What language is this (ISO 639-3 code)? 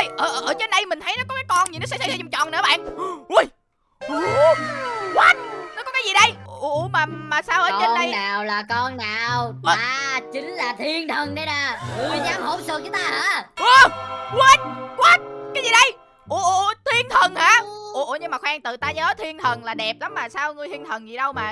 vie